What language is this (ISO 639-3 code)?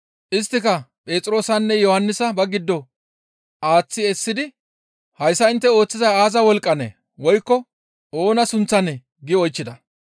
gmv